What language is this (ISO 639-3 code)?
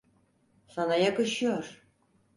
tur